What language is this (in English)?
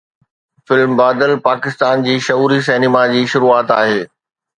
Sindhi